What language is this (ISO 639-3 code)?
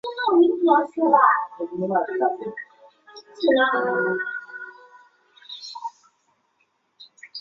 zho